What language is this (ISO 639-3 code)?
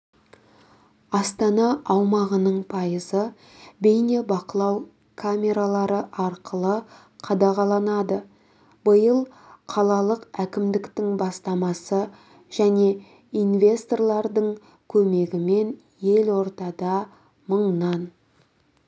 kaz